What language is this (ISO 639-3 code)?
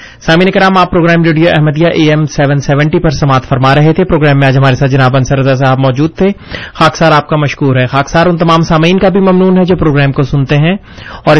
urd